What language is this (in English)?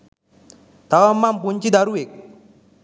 Sinhala